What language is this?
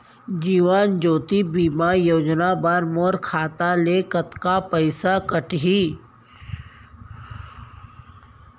Chhattisgarhi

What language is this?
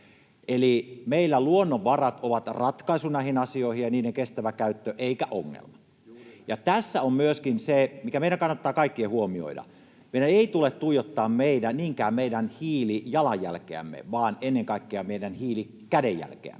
Finnish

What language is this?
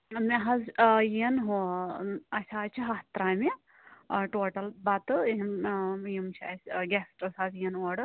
Kashmiri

